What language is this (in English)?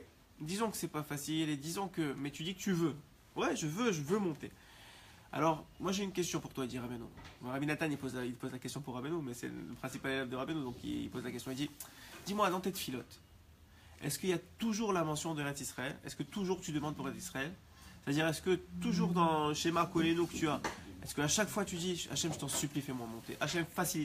French